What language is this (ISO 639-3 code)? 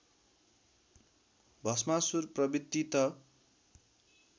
nep